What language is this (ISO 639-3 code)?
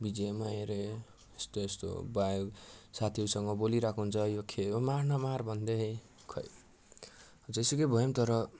nep